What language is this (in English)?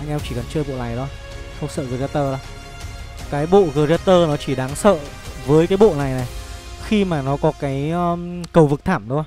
Vietnamese